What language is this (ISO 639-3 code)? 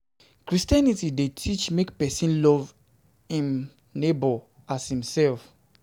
pcm